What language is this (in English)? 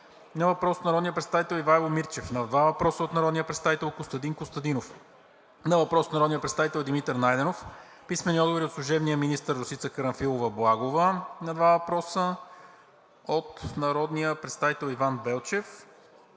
Bulgarian